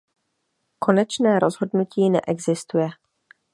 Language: Czech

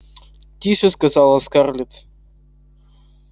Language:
Russian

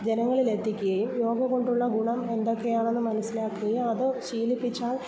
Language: Malayalam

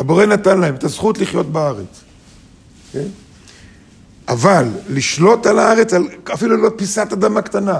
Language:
Hebrew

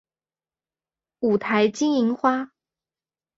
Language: Chinese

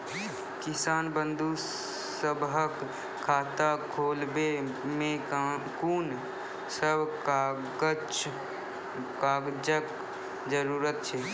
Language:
Maithili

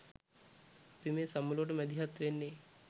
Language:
Sinhala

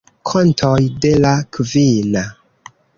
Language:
Esperanto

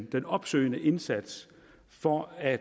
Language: Danish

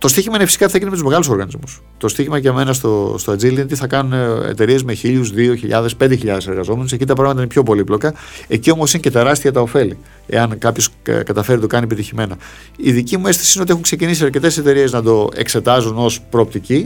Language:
Greek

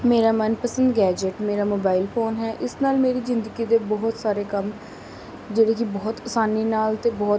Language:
Punjabi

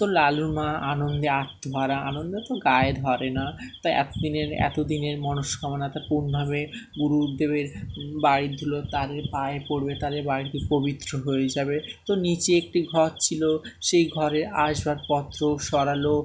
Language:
Bangla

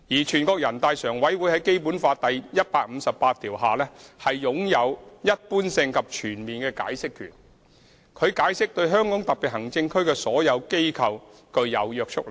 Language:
Cantonese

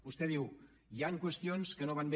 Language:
Catalan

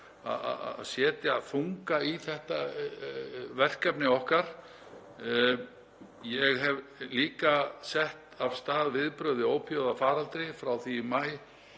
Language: Icelandic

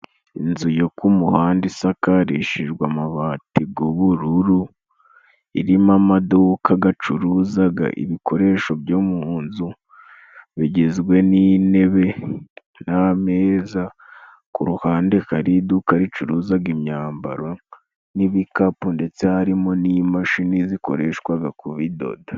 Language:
Kinyarwanda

